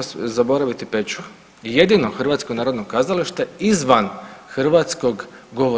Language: Croatian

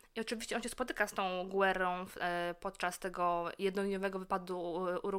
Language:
Polish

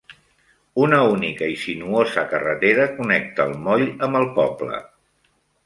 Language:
Catalan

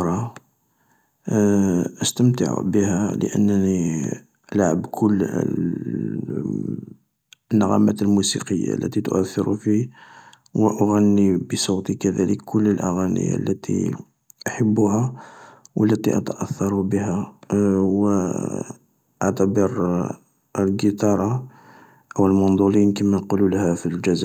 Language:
Algerian Arabic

